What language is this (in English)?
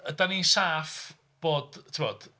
Welsh